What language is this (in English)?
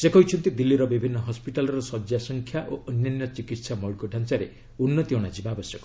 Odia